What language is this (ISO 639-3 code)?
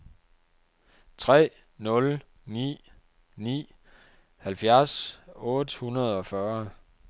dan